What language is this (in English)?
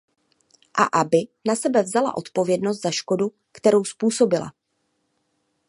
Czech